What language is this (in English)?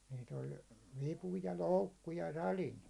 Finnish